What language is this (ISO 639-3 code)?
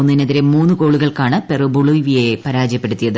mal